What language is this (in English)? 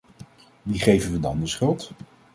Dutch